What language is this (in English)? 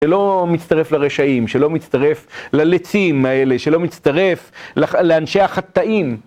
Hebrew